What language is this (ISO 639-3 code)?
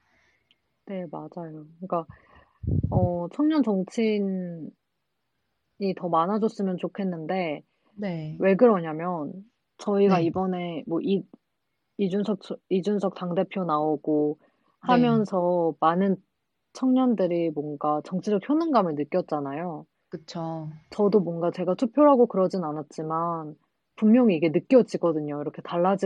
kor